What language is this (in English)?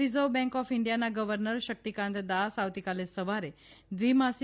Gujarati